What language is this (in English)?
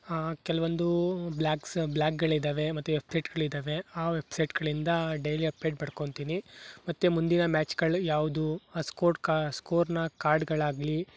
Kannada